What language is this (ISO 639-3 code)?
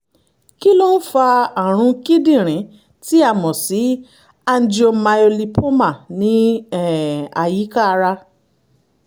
yor